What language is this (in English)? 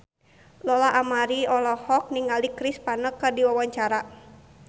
Sundanese